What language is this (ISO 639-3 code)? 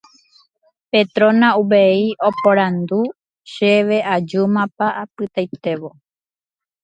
grn